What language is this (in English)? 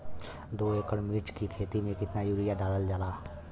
Bhojpuri